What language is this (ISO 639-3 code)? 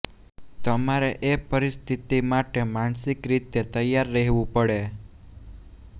guj